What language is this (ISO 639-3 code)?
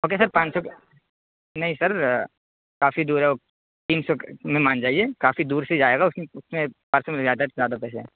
urd